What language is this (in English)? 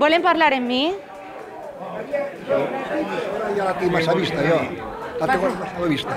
Spanish